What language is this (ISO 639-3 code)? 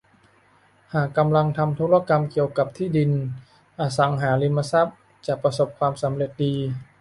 tha